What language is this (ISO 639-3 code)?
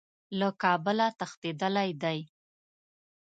pus